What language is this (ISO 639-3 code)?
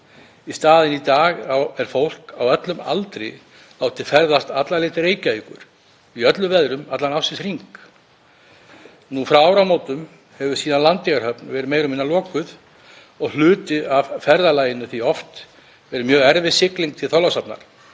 isl